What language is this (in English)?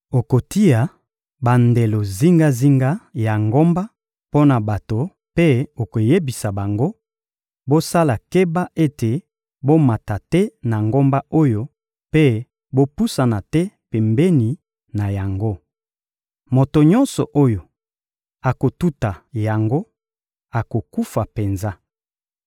Lingala